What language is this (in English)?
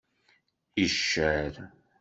Kabyle